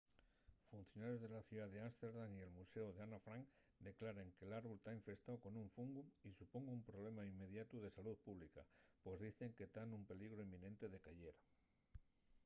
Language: Asturian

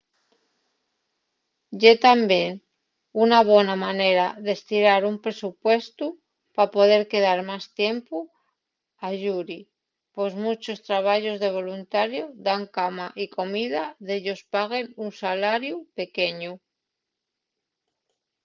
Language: Asturian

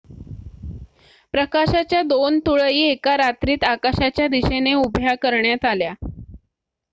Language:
Marathi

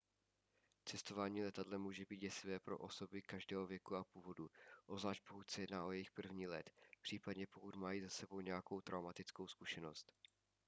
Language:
Czech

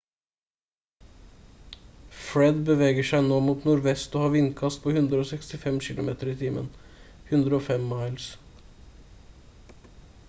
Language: Norwegian Bokmål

